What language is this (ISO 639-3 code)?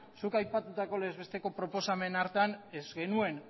eus